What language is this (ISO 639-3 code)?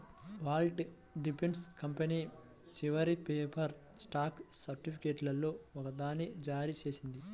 tel